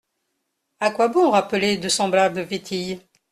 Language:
French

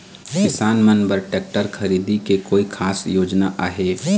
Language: Chhattisgarhi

